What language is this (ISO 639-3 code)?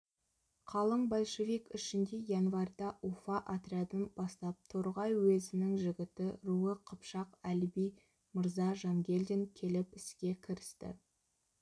kaz